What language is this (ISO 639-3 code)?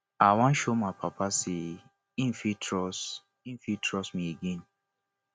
pcm